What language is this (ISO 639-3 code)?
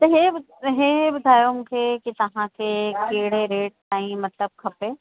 snd